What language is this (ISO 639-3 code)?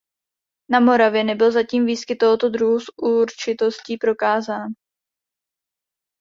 ces